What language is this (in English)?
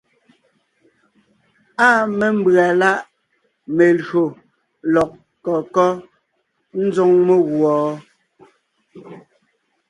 Ngiemboon